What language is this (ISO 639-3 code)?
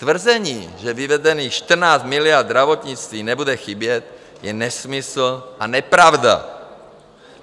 ces